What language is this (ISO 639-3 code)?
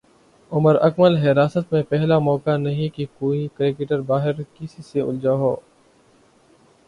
urd